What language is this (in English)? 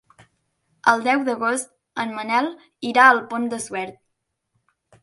Catalan